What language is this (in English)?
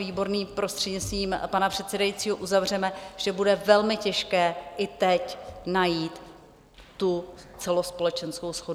Czech